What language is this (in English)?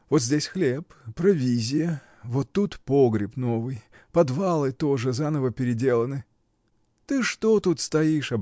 Russian